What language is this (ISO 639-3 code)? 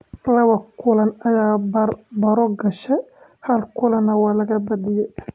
som